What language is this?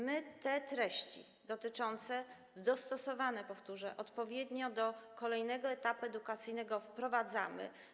Polish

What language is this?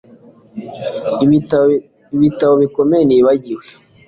Kinyarwanda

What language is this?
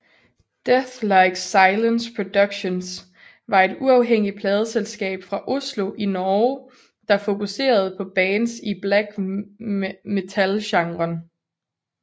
Danish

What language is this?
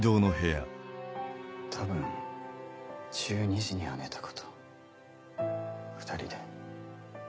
Japanese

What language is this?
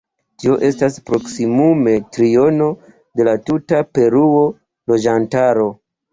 Esperanto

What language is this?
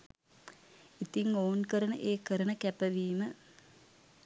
Sinhala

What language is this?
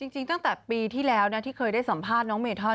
Thai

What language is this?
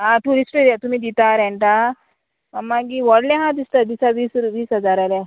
Konkani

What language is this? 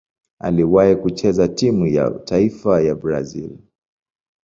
Swahili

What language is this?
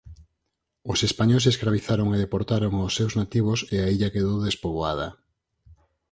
Galician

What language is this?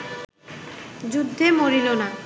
Bangla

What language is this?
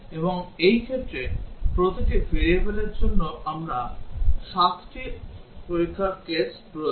Bangla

